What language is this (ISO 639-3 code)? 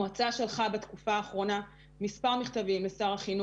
heb